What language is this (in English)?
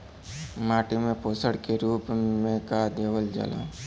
Bhojpuri